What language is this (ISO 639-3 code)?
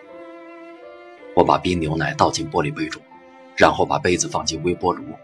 zho